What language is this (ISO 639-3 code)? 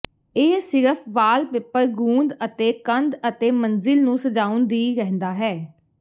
pan